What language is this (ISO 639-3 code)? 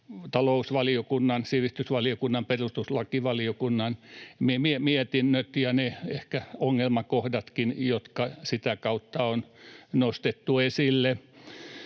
fin